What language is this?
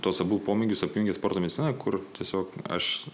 Lithuanian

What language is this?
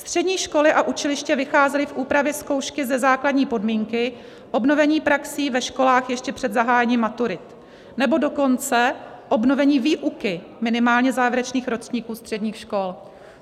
Czech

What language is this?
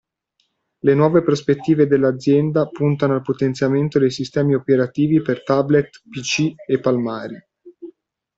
Italian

